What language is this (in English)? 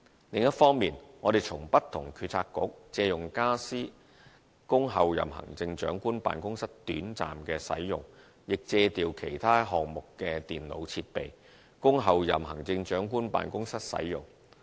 Cantonese